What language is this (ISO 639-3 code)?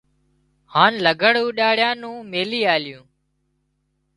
kxp